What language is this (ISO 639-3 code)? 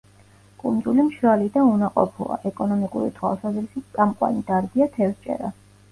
kat